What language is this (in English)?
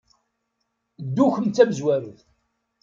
Kabyle